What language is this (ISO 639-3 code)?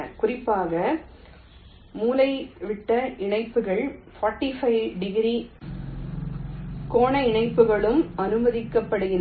tam